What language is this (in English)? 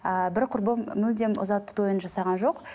Kazakh